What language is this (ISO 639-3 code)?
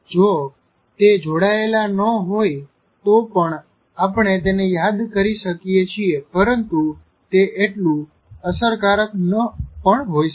guj